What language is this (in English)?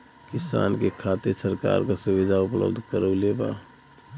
Bhojpuri